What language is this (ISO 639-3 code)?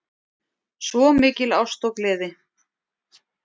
isl